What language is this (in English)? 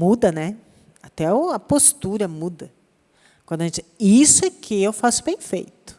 Portuguese